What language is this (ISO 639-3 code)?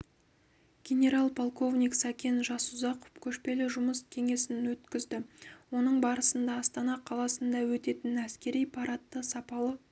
kaz